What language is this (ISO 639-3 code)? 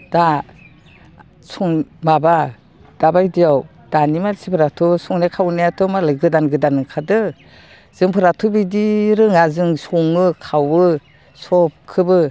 brx